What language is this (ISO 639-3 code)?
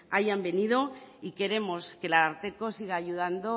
spa